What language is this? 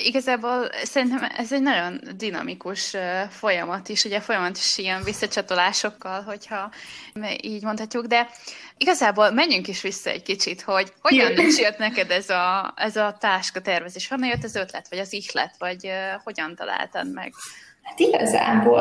Hungarian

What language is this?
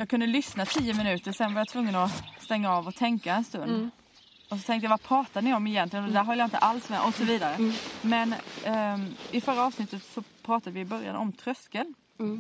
Swedish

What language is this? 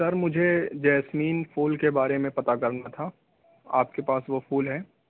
Urdu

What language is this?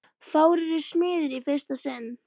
Icelandic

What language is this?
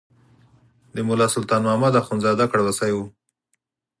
Pashto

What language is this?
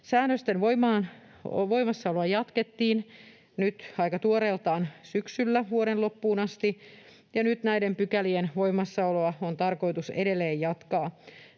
Finnish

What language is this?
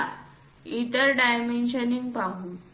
Marathi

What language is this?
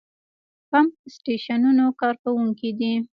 Pashto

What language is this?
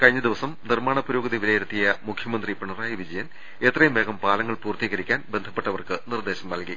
Malayalam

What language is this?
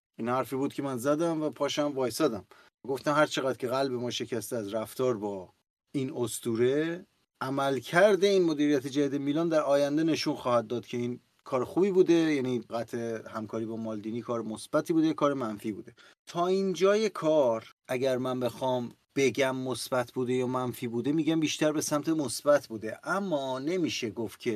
Persian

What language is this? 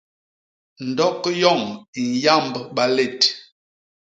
Basaa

